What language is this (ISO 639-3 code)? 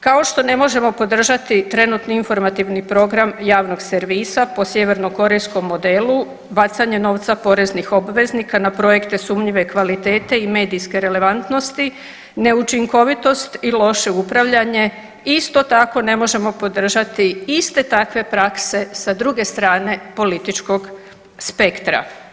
hrv